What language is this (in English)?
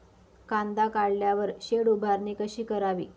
Marathi